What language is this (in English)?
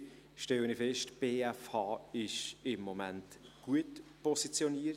Swiss German